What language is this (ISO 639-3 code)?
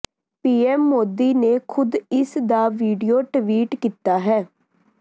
pan